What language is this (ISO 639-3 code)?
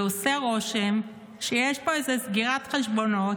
heb